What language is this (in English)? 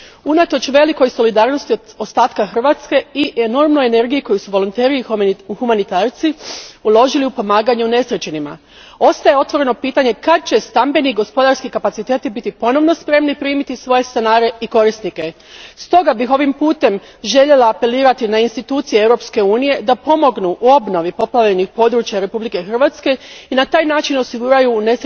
Croatian